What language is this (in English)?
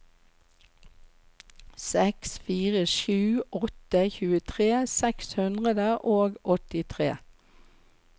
Norwegian